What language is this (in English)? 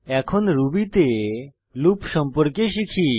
Bangla